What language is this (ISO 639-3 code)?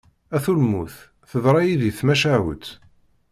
kab